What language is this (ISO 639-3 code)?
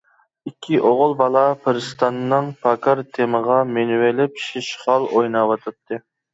uig